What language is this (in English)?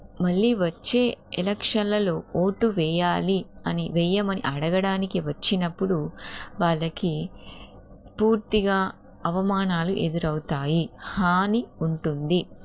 Telugu